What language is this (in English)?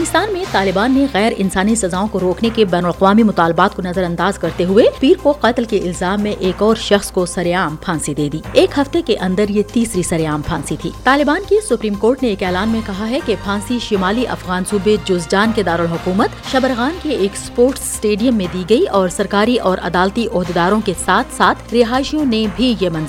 Urdu